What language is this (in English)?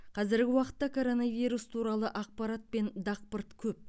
Kazakh